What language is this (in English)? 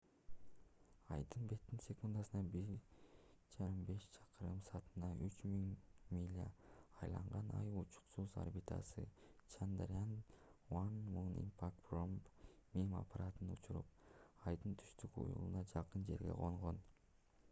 Kyrgyz